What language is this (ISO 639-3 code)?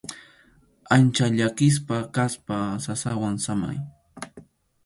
qxu